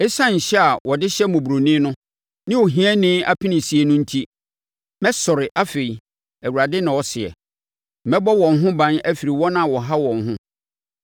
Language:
Akan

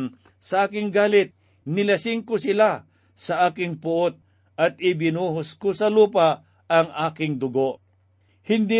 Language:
Filipino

